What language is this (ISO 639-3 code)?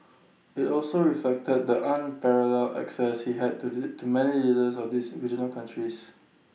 eng